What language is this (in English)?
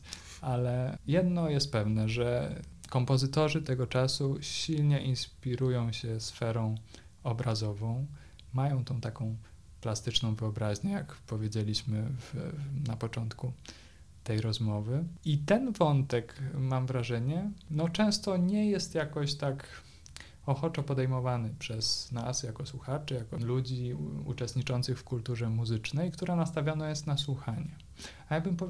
Polish